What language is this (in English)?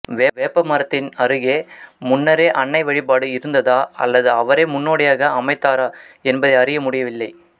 Tamil